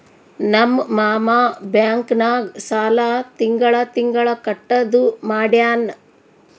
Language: Kannada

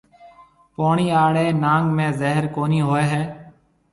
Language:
Marwari (Pakistan)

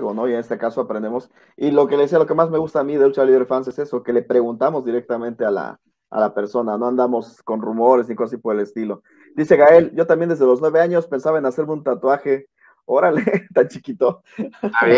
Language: Spanish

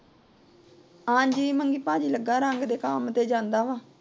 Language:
Punjabi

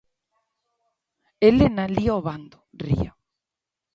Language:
Galician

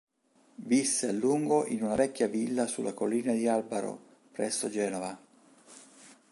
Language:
Italian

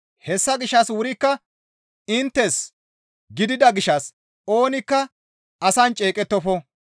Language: Gamo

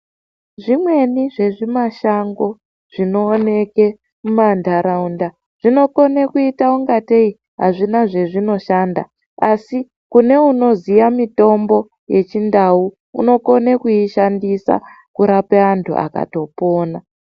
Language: Ndau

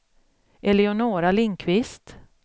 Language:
Swedish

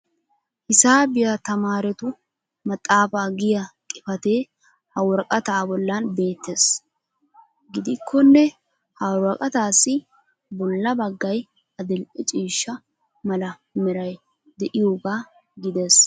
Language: Wolaytta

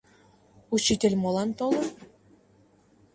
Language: Mari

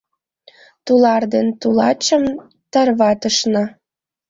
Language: Mari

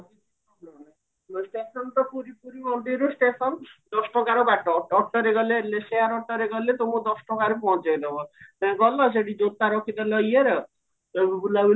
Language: Odia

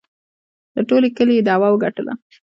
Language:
Pashto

